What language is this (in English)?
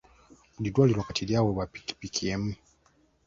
Ganda